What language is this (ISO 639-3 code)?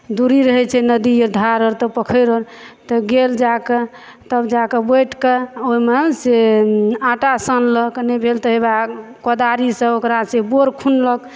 mai